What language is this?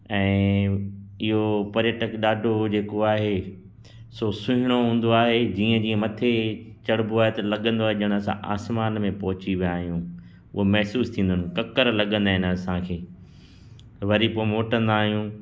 Sindhi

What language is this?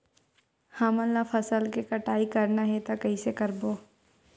Chhattisgarhi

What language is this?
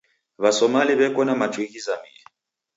Taita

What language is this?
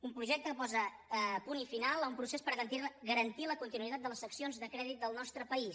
Catalan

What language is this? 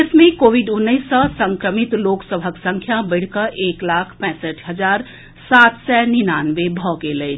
Maithili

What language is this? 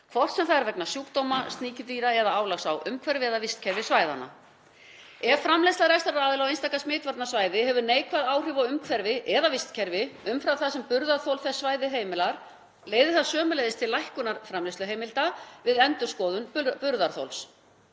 Icelandic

